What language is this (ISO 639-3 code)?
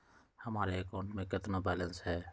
mag